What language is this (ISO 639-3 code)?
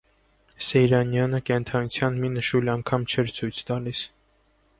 hye